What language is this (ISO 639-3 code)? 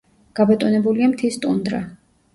kat